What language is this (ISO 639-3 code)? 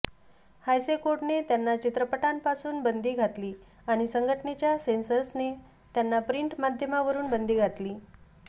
mar